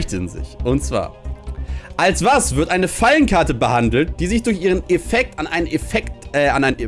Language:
German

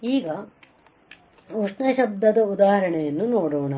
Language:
Kannada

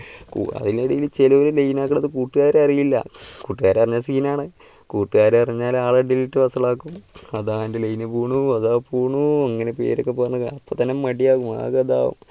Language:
Malayalam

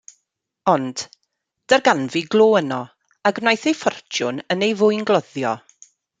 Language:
Welsh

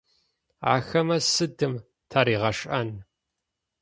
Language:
Adyghe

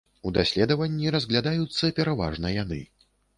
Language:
Belarusian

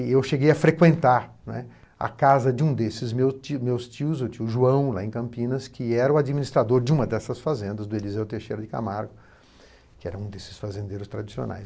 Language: Portuguese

